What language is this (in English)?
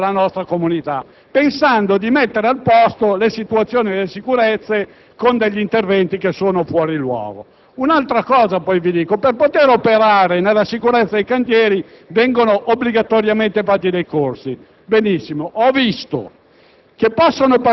Italian